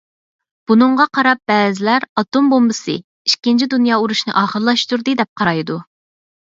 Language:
Uyghur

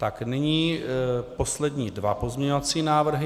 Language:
Czech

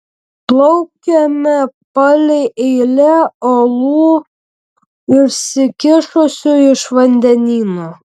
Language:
Lithuanian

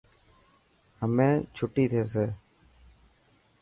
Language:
Dhatki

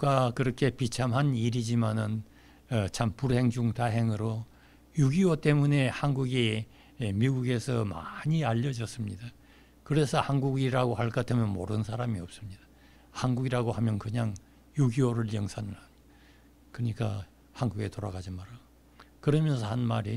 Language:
Korean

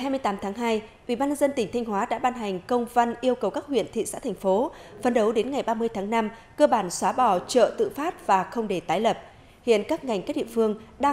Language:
Vietnamese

